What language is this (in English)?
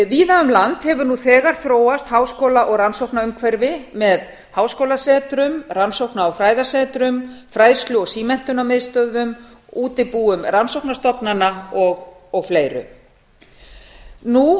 Icelandic